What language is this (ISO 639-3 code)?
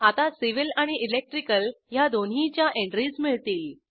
mar